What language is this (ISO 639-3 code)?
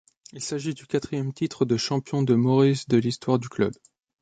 fra